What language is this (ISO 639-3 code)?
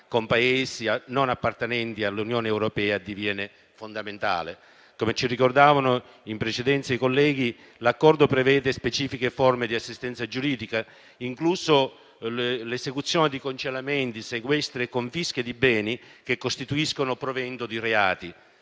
ita